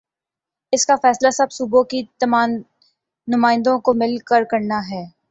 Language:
Urdu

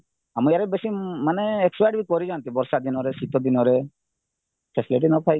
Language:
Odia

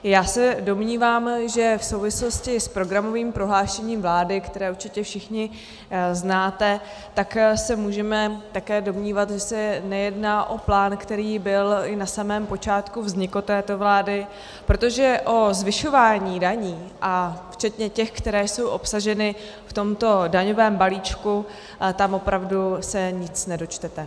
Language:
Czech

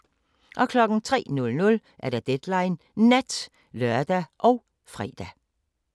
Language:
Danish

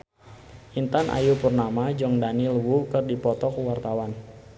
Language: Sundanese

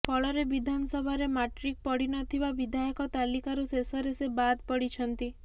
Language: Odia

